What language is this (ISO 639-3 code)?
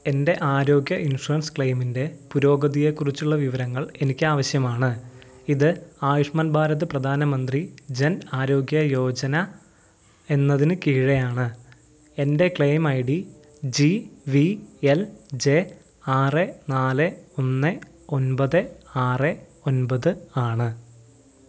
mal